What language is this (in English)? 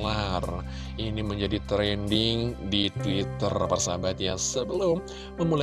Indonesian